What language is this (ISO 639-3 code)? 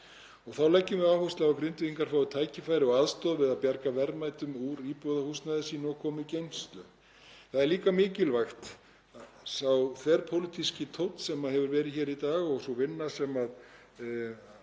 isl